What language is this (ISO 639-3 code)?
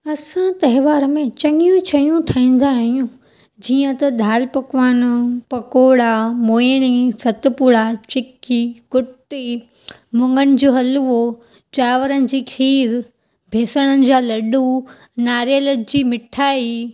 snd